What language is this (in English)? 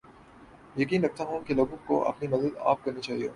Urdu